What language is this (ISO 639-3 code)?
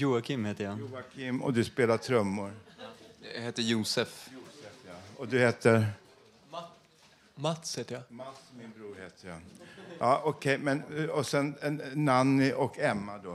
swe